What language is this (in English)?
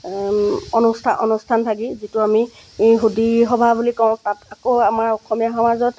Assamese